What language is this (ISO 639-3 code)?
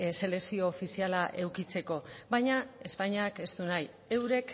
eus